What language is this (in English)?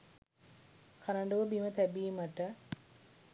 Sinhala